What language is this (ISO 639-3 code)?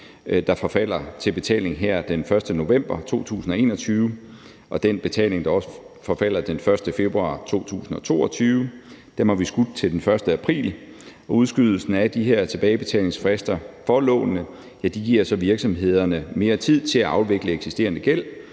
dan